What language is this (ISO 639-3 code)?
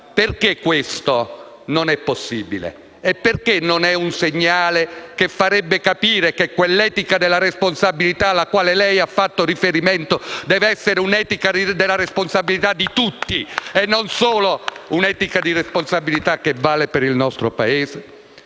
ita